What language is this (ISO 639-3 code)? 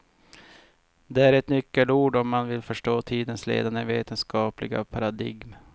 swe